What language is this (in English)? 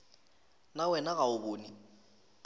Northern Sotho